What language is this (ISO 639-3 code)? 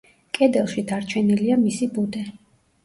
kat